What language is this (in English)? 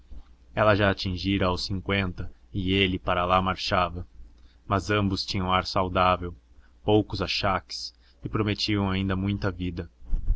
Portuguese